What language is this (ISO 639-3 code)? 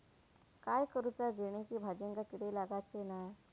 mar